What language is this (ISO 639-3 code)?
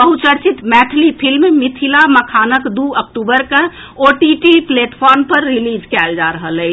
mai